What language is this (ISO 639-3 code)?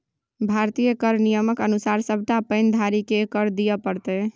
mai